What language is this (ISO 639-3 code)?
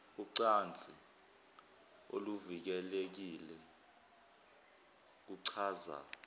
zul